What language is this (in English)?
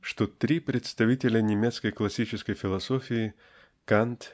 Russian